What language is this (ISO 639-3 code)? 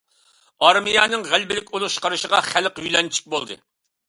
uig